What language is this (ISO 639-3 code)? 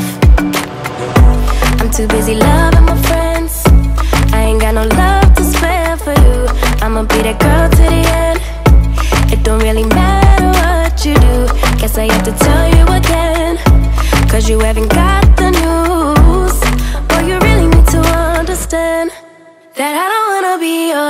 eng